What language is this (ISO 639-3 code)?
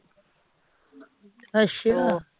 pan